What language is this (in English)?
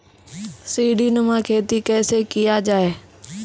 Maithili